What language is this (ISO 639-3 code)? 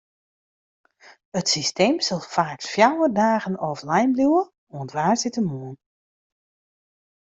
fry